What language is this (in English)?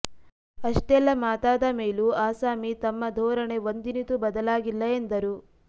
Kannada